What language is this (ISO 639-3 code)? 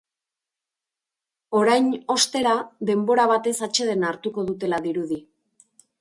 eus